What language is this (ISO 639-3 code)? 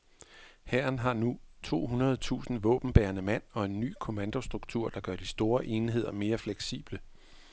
dan